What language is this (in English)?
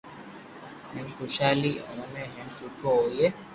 Loarki